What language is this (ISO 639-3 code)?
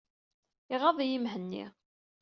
kab